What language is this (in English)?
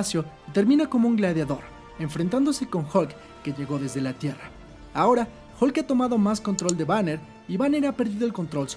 Spanish